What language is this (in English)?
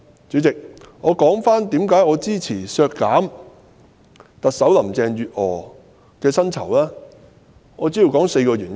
Cantonese